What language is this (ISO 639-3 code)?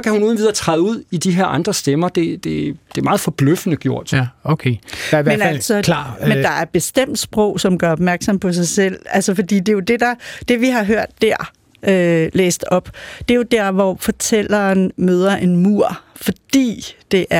dan